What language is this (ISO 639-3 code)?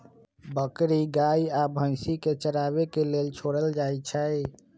mag